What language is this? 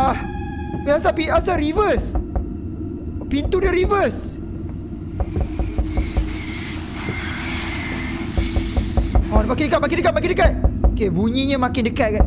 Malay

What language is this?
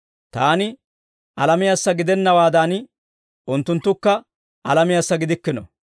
Dawro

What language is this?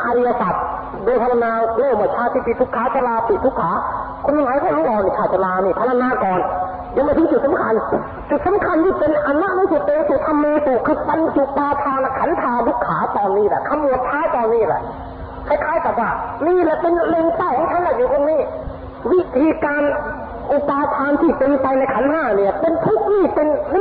Thai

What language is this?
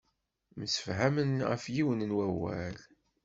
Kabyle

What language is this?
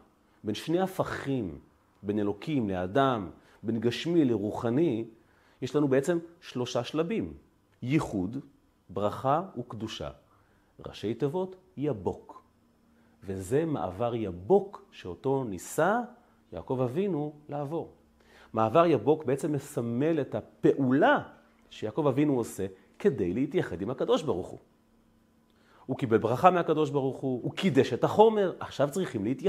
Hebrew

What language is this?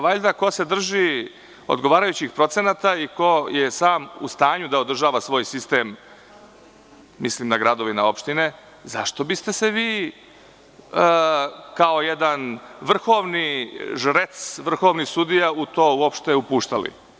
Serbian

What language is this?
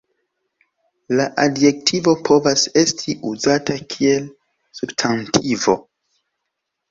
Esperanto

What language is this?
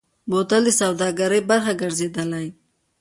Pashto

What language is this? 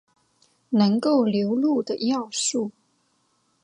Chinese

